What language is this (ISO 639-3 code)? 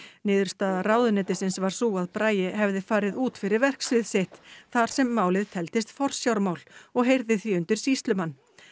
isl